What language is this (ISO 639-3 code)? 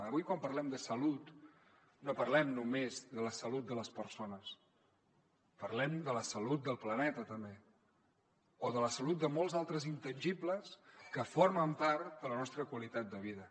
cat